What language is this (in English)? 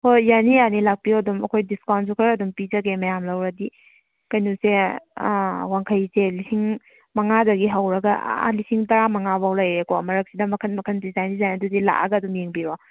Manipuri